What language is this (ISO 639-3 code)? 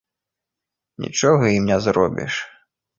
bel